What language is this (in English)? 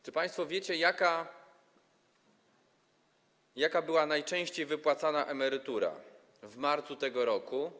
Polish